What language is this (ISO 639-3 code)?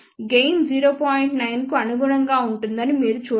tel